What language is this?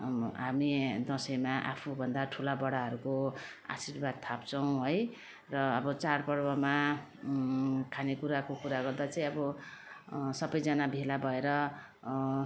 Nepali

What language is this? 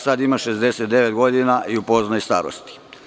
Serbian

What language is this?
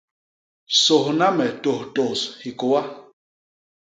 Basaa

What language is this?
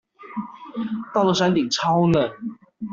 Chinese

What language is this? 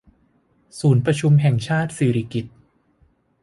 Thai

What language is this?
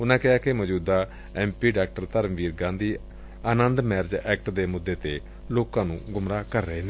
Punjabi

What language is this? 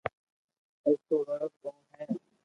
Loarki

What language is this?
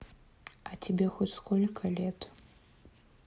Russian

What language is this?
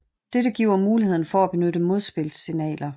Danish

